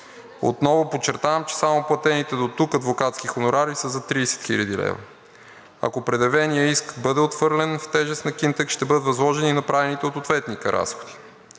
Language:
Bulgarian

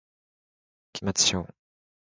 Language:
Japanese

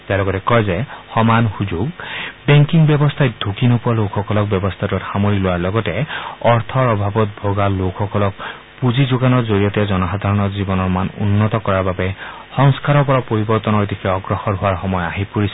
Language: Assamese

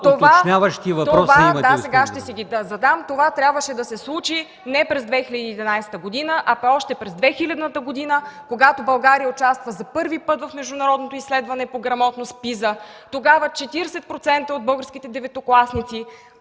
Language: Bulgarian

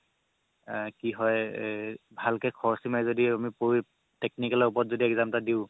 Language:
Assamese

